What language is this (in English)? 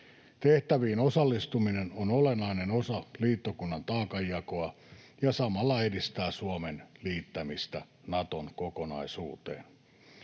Finnish